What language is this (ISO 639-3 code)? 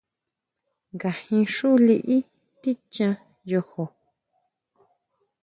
mau